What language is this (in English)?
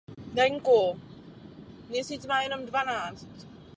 Czech